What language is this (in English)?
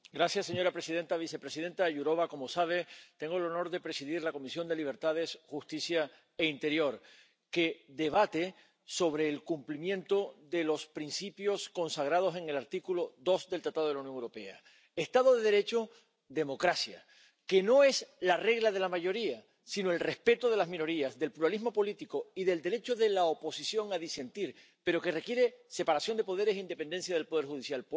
Spanish